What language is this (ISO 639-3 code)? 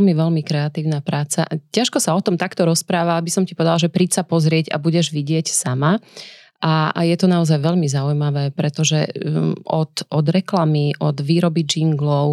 slk